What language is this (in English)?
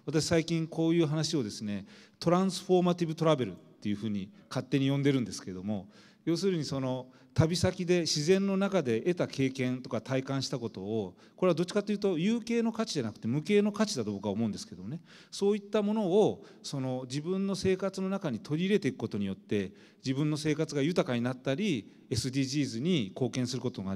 Japanese